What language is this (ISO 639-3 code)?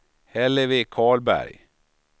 swe